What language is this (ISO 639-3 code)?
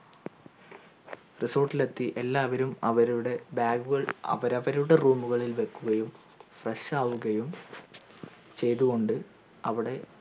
mal